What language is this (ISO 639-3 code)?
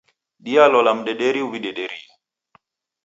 dav